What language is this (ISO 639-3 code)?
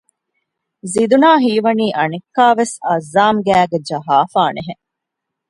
div